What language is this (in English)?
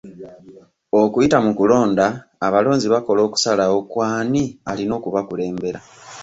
Ganda